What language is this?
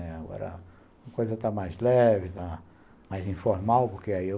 Portuguese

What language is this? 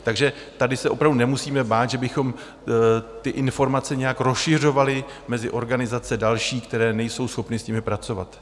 Czech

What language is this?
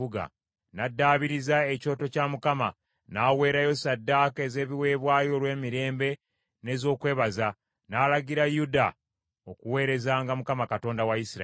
Ganda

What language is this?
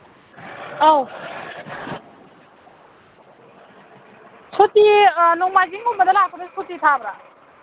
Manipuri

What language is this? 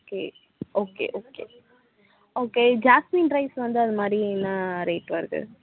Tamil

